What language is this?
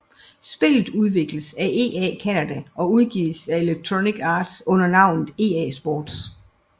Danish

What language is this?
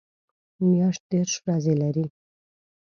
Pashto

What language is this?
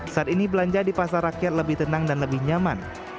Indonesian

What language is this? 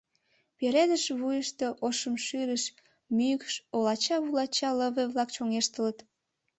Mari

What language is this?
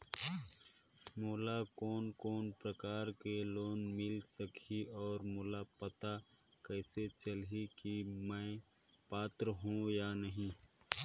Chhattisgarhi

